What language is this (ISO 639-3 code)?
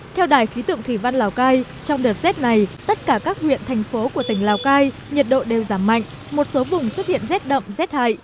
vie